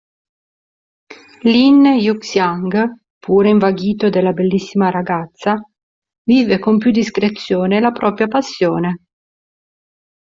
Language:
Italian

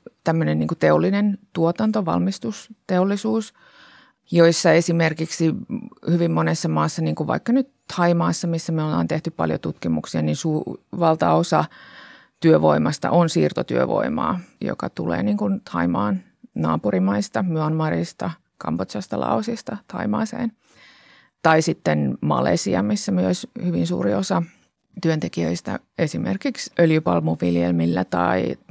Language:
Finnish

